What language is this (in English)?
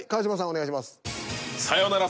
Japanese